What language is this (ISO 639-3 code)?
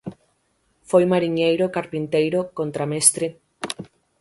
glg